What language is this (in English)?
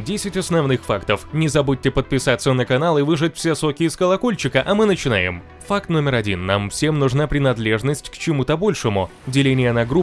Russian